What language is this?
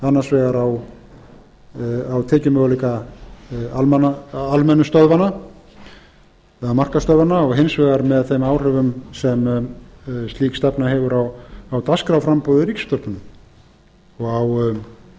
Icelandic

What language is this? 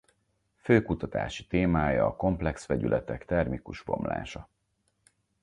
Hungarian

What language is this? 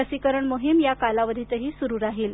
Marathi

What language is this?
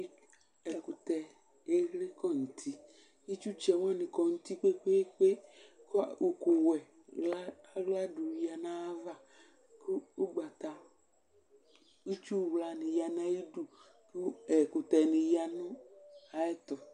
Ikposo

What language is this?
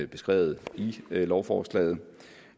Danish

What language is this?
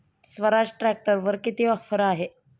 Marathi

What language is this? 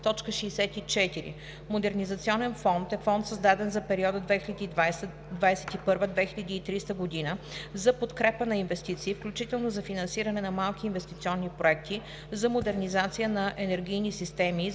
Bulgarian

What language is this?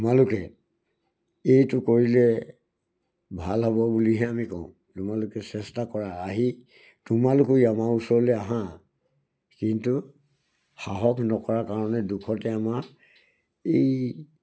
Assamese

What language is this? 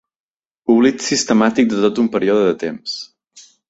Catalan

